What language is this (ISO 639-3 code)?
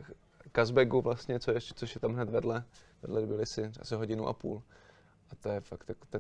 ces